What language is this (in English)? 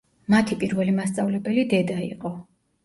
Georgian